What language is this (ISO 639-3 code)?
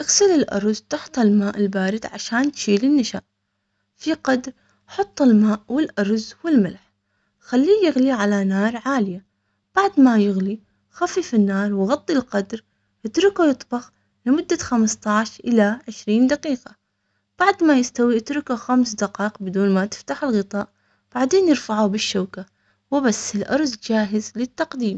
acx